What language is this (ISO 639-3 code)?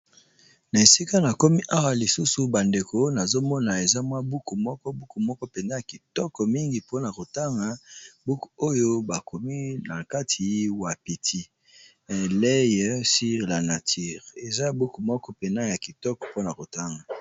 lin